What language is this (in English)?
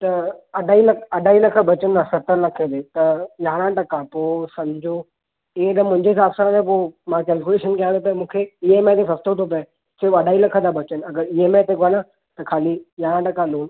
Sindhi